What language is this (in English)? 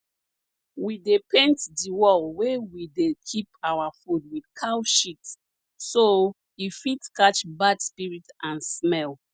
Nigerian Pidgin